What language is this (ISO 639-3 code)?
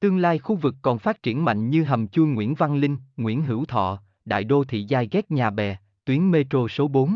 vie